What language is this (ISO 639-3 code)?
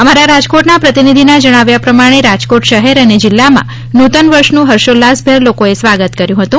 guj